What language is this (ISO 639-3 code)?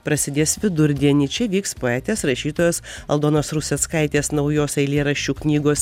lit